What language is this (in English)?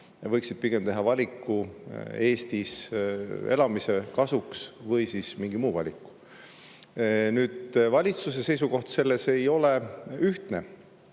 Estonian